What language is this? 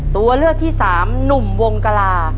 Thai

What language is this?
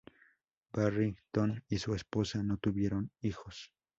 Spanish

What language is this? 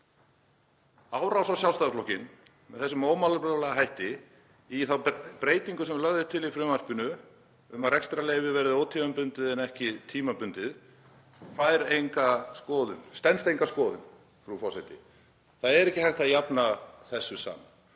Icelandic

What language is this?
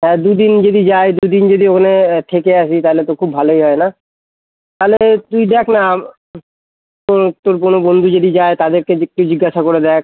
Bangla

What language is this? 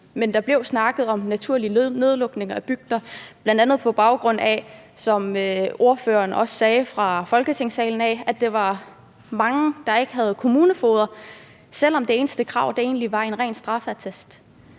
Danish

